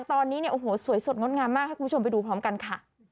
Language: Thai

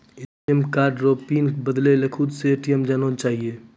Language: Maithili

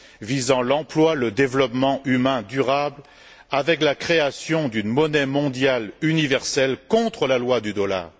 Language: French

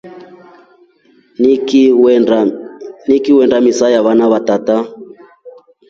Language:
Rombo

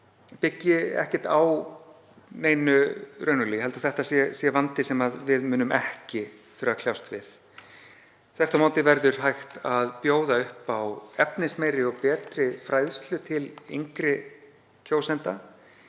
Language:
Icelandic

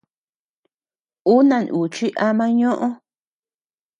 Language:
Tepeuxila Cuicatec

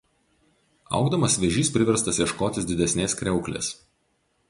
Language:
Lithuanian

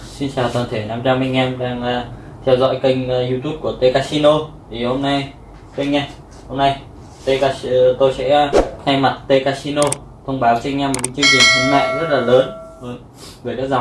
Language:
Vietnamese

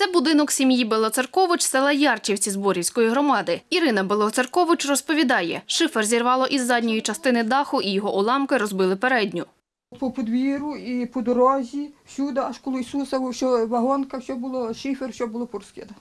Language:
Ukrainian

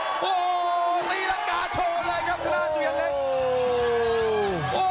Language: Thai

